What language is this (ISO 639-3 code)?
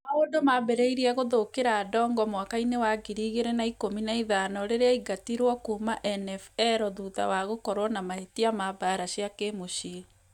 kik